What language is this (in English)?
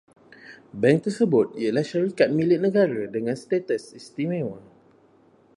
Malay